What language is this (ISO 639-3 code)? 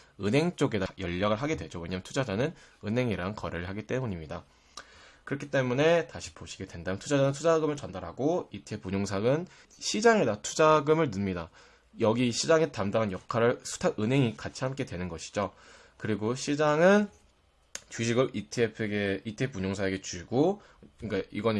kor